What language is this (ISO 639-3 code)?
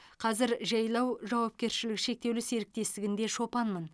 kaz